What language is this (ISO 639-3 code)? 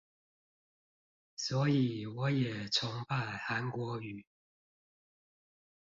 zho